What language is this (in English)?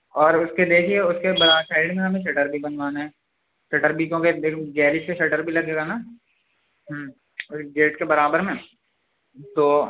Urdu